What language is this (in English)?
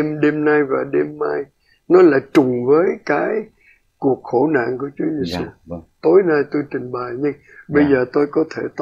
Vietnamese